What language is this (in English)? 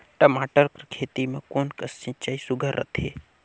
Chhattisgarhi